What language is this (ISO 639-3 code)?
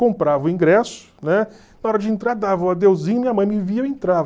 por